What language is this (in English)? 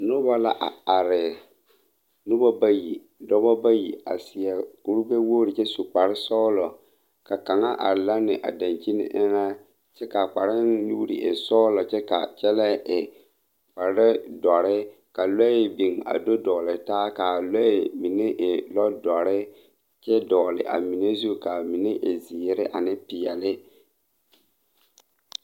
Southern Dagaare